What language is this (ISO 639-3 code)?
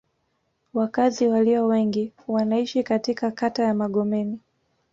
swa